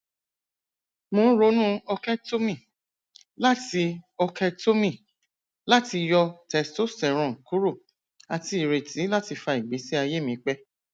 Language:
Yoruba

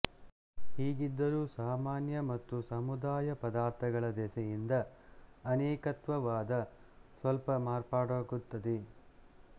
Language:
Kannada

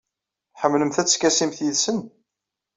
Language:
Kabyle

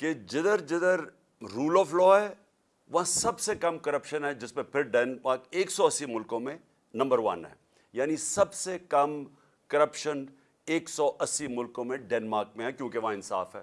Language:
Urdu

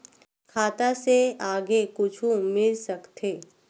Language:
Chhattisgarhi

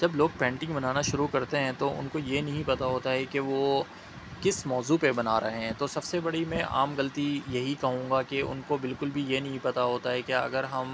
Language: Urdu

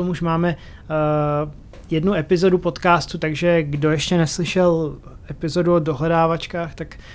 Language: Czech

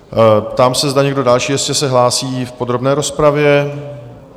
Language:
Czech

